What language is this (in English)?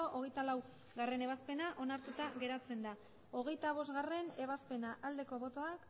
Basque